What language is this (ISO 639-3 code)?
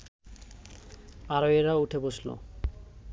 ben